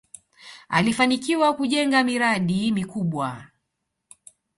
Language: Swahili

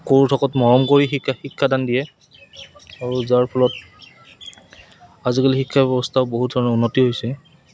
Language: Assamese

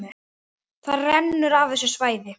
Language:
Icelandic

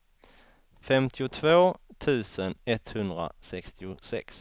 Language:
Swedish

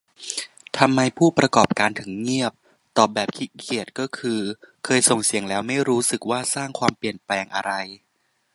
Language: Thai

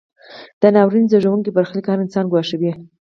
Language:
Pashto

